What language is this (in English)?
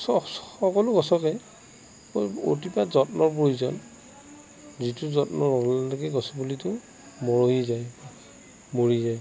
Assamese